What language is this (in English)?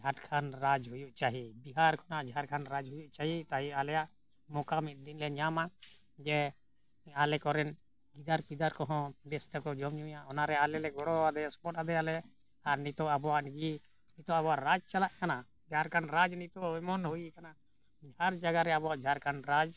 Santali